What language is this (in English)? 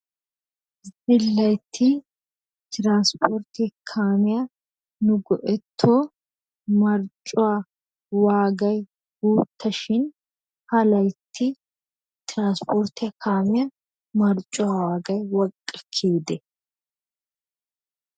Wolaytta